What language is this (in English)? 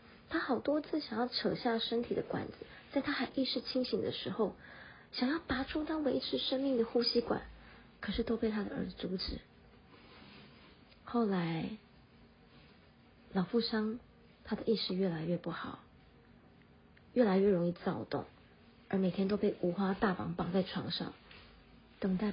Chinese